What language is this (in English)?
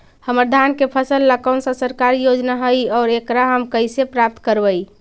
Magahi